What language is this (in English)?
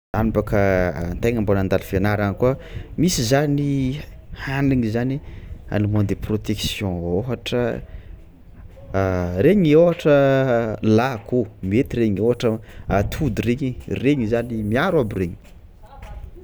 Tsimihety Malagasy